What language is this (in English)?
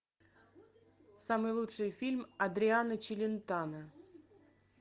Russian